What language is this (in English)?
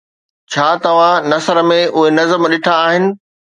Sindhi